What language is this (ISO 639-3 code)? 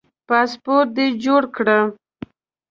pus